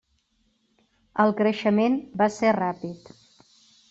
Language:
Catalan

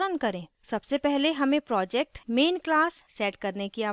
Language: Hindi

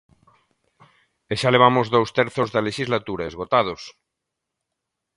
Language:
Galician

